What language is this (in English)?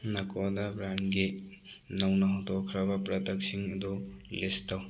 Manipuri